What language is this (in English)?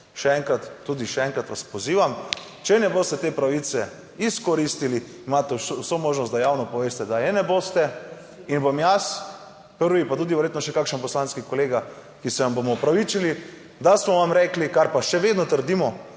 Slovenian